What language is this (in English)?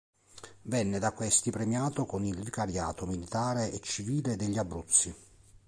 Italian